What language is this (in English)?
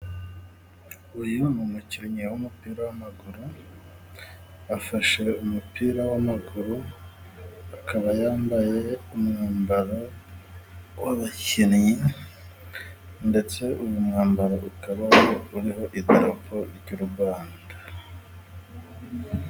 Kinyarwanda